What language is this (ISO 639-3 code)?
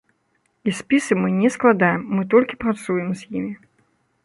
bel